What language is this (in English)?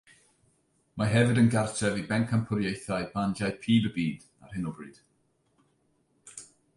Welsh